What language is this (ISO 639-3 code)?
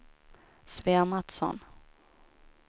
swe